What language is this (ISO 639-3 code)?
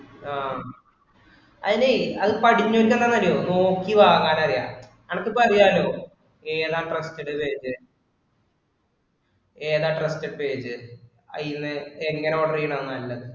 mal